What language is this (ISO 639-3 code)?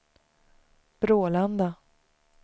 swe